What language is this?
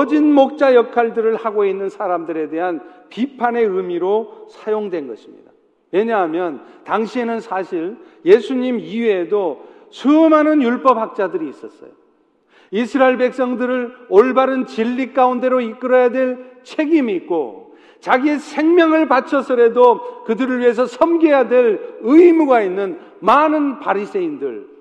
Korean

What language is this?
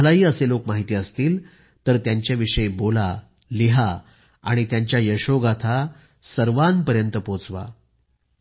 Marathi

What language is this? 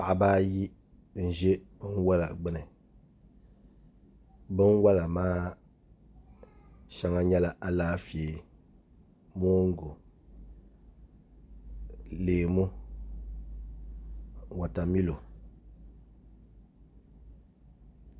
Dagbani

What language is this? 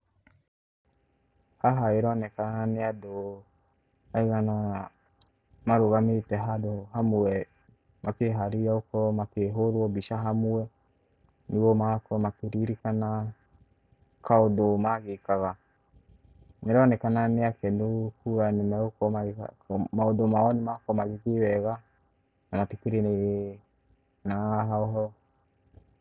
Kikuyu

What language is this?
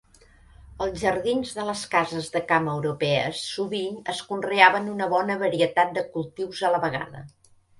Catalan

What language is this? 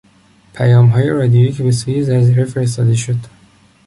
Persian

